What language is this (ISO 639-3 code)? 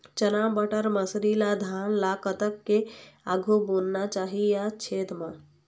hne